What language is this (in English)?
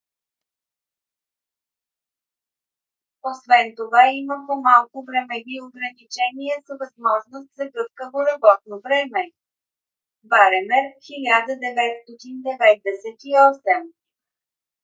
Bulgarian